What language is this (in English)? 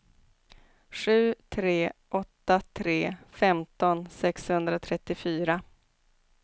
Swedish